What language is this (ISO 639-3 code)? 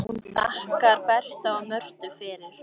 isl